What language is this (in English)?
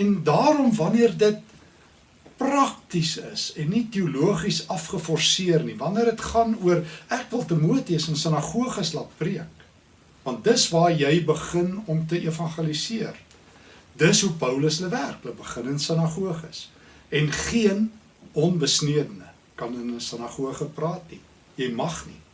Dutch